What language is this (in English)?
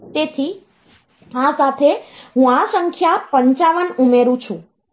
Gujarati